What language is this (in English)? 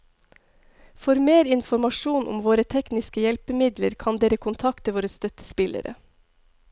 Norwegian